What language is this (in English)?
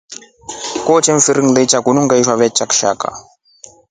Rombo